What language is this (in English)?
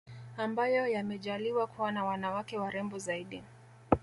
Swahili